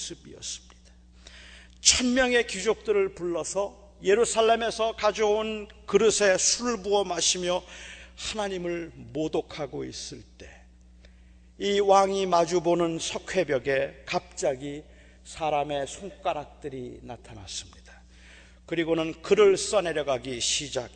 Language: Korean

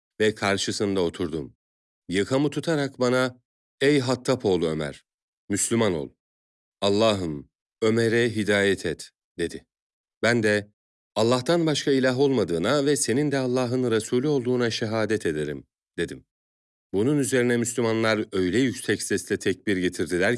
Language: Turkish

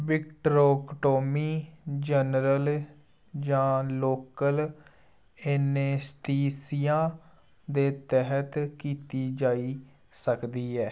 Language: Dogri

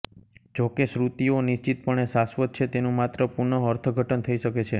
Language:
Gujarati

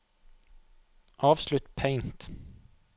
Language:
Norwegian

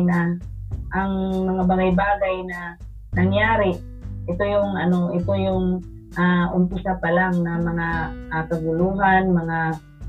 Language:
Filipino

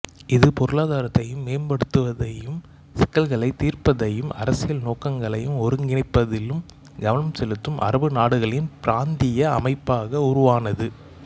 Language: Tamil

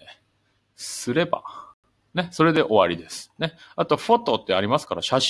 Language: Japanese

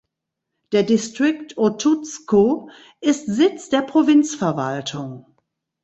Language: German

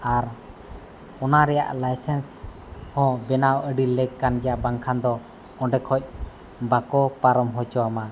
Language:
Santali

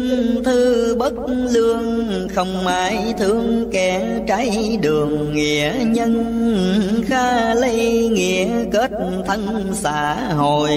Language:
Vietnamese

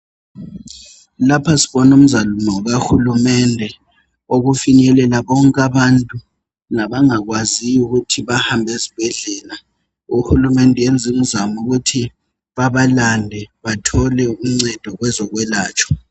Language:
North Ndebele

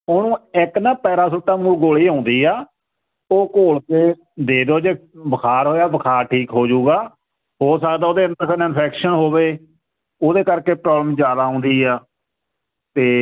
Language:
Punjabi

